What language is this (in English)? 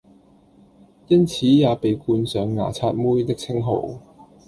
Cantonese